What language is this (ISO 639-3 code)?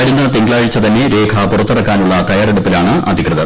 mal